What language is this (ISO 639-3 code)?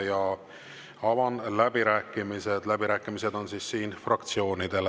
est